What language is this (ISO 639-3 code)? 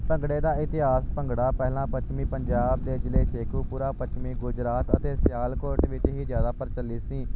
pan